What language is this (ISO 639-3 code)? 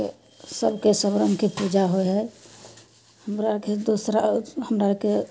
mai